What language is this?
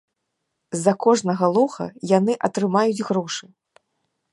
Belarusian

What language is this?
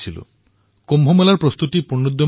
Assamese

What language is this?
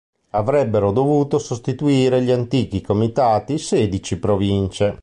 Italian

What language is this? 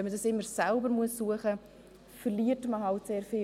Swiss German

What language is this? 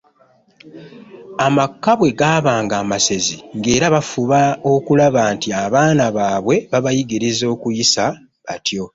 Ganda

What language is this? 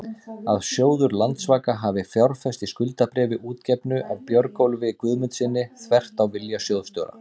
Icelandic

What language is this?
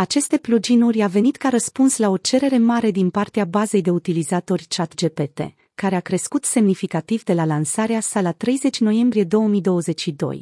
Romanian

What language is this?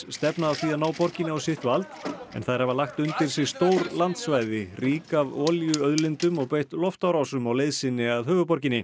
Icelandic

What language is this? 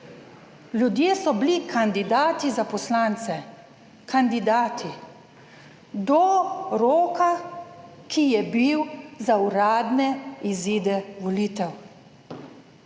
Slovenian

